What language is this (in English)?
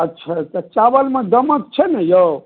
Maithili